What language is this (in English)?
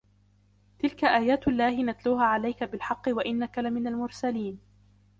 Arabic